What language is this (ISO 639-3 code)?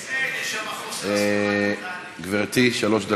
heb